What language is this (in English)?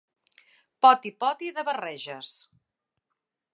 Catalan